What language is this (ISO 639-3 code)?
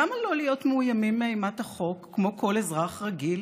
heb